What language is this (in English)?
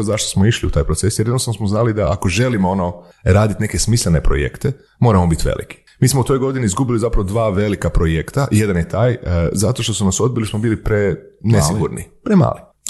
Croatian